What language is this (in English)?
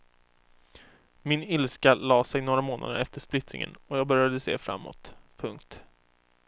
Swedish